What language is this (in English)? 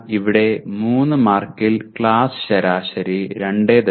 Malayalam